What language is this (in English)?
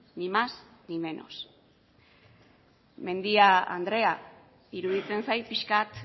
Basque